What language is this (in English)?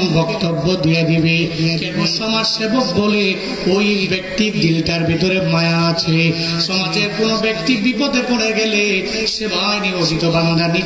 Bangla